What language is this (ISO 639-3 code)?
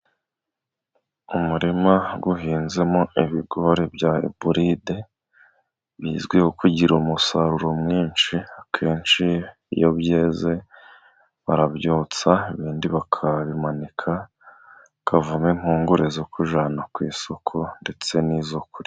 kin